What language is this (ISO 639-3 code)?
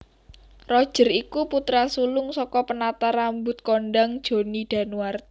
jav